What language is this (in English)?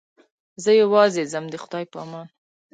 Pashto